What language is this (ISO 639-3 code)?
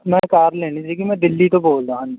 pan